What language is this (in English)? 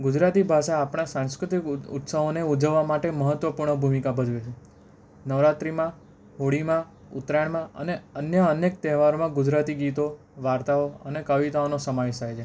Gujarati